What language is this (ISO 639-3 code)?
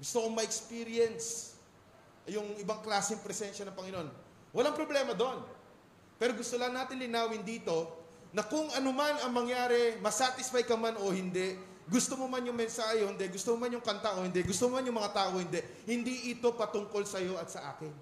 fil